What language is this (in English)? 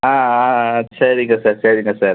Tamil